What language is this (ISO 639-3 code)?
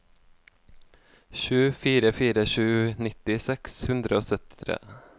nor